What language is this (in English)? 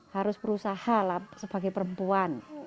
Indonesian